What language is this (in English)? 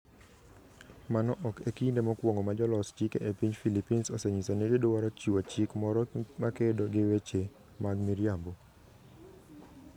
Luo (Kenya and Tanzania)